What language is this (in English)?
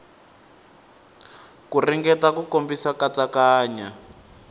Tsonga